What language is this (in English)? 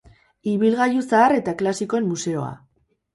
Basque